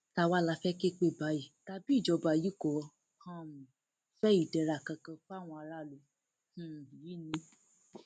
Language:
Yoruba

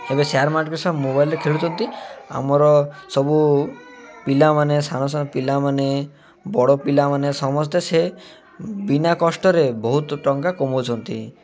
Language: Odia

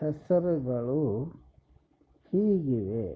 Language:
Kannada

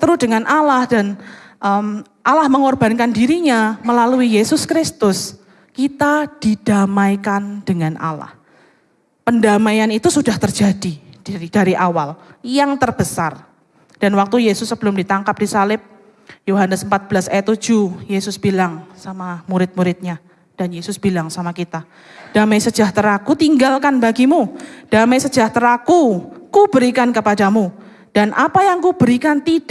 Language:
Indonesian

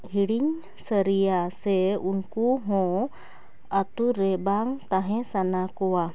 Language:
Santali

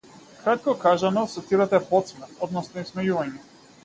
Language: Macedonian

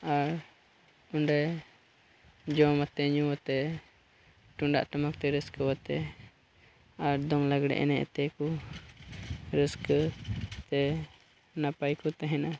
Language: Santali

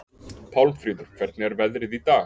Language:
Icelandic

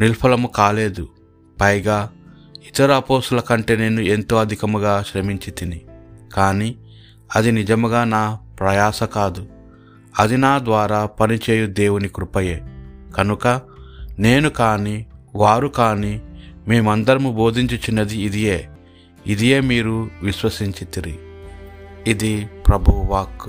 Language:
Telugu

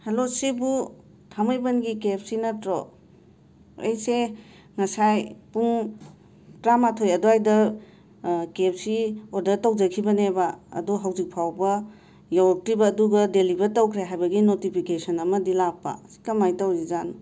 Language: Manipuri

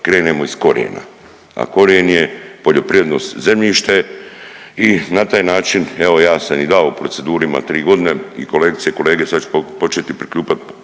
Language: Croatian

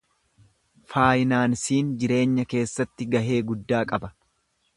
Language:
Oromo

